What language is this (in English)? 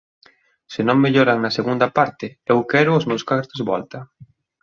Galician